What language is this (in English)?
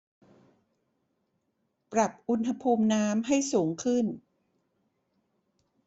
Thai